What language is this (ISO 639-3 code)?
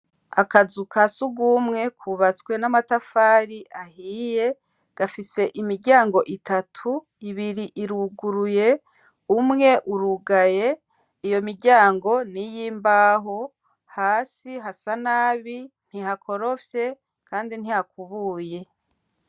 run